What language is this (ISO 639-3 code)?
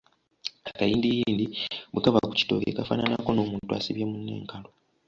lug